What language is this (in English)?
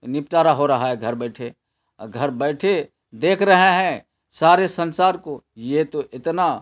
Urdu